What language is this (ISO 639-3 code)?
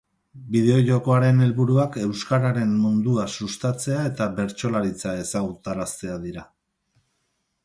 eus